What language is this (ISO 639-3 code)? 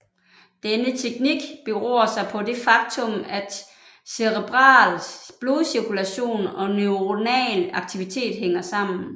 dan